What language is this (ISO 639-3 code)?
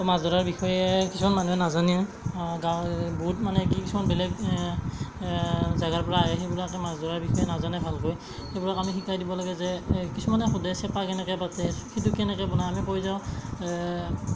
asm